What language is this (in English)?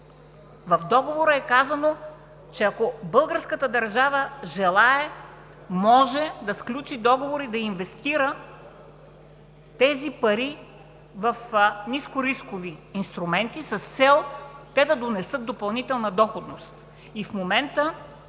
Bulgarian